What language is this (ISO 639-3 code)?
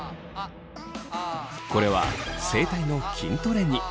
jpn